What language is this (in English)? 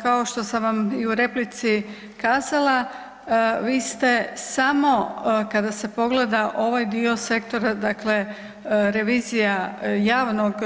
Croatian